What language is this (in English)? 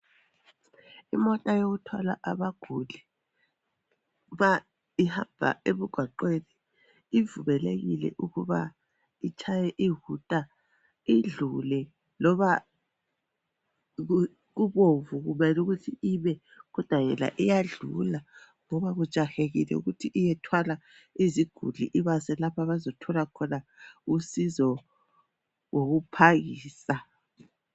North Ndebele